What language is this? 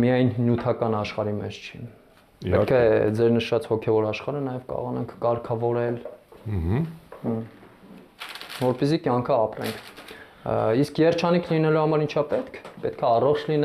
Romanian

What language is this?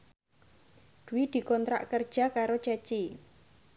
Javanese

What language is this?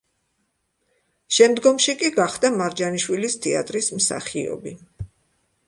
Georgian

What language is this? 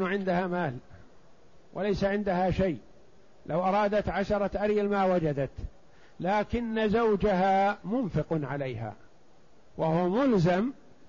Arabic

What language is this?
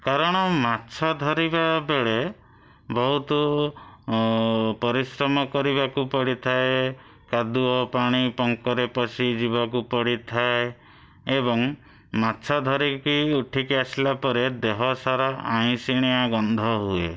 Odia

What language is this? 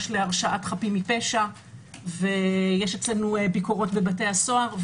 Hebrew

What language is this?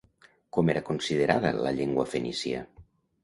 Catalan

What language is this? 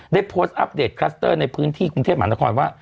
Thai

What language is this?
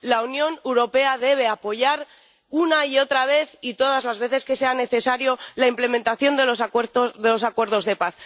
Spanish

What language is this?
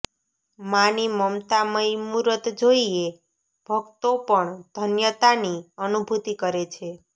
Gujarati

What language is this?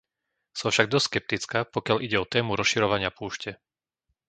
Slovak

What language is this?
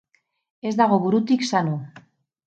Basque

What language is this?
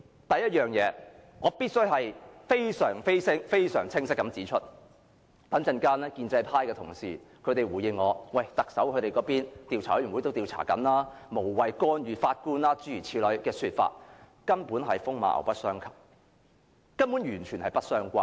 Cantonese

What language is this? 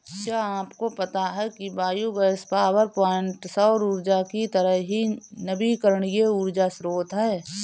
Hindi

